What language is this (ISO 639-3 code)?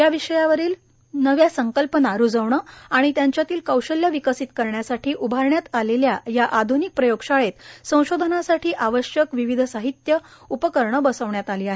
mar